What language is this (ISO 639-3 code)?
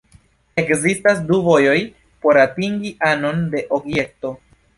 epo